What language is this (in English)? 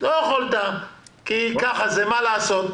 Hebrew